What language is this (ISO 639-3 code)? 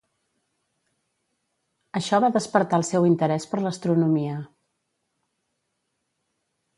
cat